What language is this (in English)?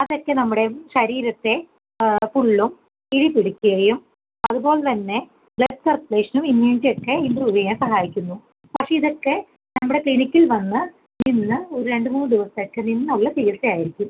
Malayalam